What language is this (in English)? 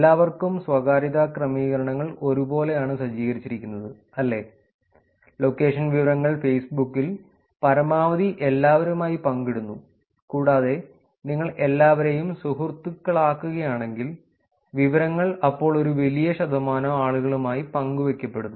Malayalam